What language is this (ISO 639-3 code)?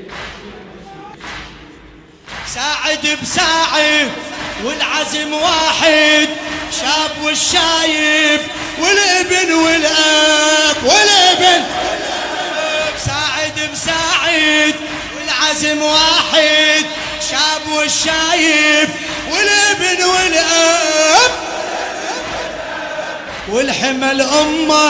ara